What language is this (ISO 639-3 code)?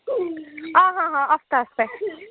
doi